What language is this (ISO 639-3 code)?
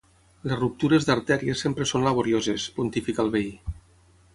cat